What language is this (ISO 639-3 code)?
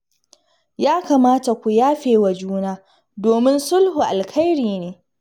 hau